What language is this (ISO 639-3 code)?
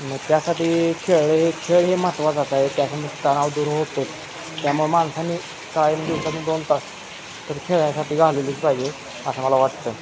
mar